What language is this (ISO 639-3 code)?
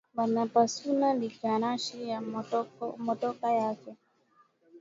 swa